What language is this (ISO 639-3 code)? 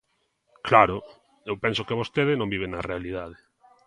glg